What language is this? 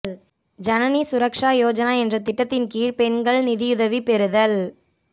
Tamil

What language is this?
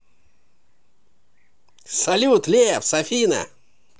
Russian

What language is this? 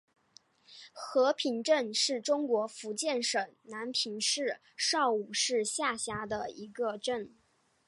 Chinese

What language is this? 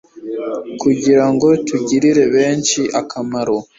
Kinyarwanda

